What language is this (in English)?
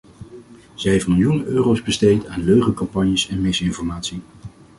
Dutch